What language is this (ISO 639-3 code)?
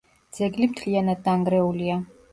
kat